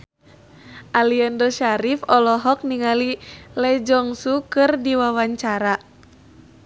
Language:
Sundanese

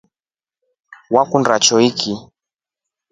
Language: Rombo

